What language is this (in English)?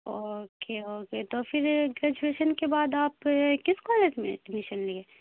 Urdu